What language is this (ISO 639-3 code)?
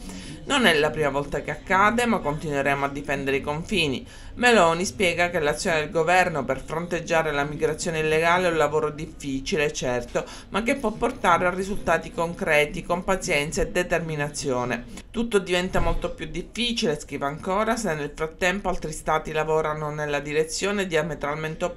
ita